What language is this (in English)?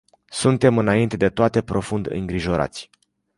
Romanian